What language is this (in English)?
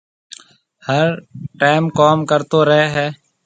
Marwari (Pakistan)